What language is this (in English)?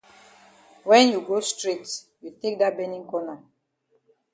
Cameroon Pidgin